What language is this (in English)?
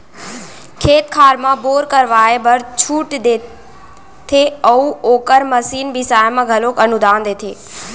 Chhattisgarhi